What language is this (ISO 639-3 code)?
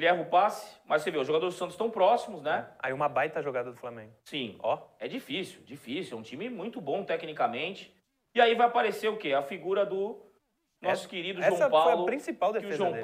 por